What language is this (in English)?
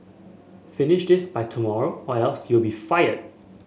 English